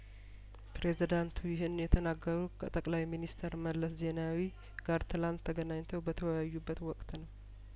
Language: Amharic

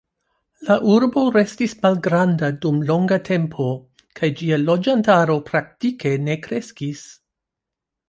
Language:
Esperanto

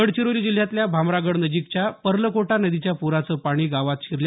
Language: Marathi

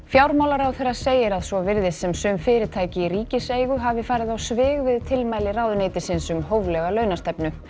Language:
Icelandic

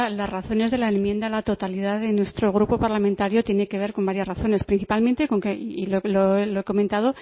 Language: Spanish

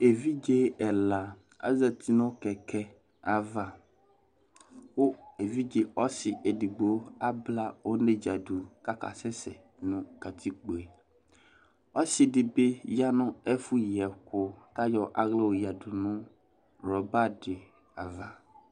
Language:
Ikposo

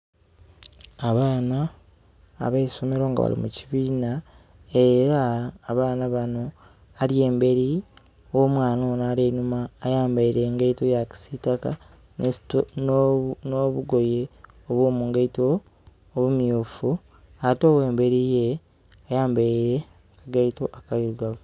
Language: Soga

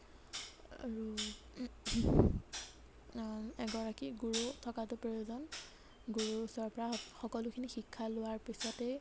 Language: Assamese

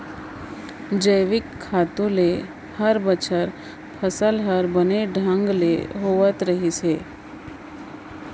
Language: Chhattisgarhi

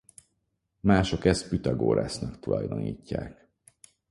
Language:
Hungarian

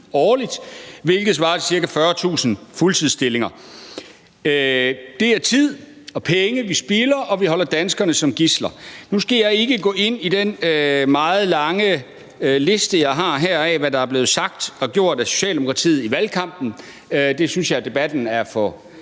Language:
Danish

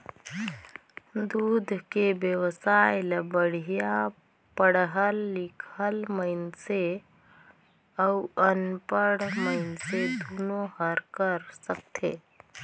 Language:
Chhattisgarhi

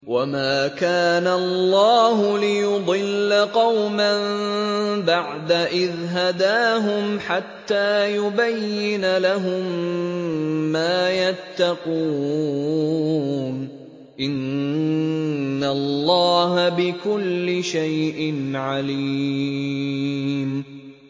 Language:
Arabic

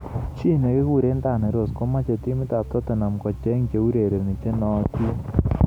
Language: Kalenjin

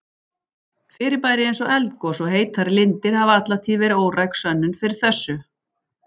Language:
Icelandic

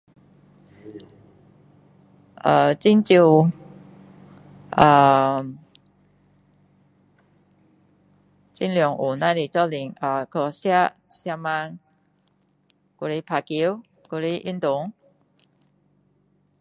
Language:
Min Dong Chinese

